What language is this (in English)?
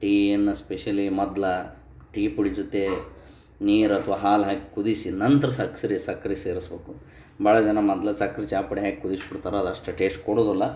Kannada